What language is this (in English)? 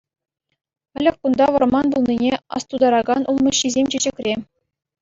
Chuvash